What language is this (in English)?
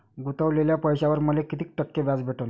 Marathi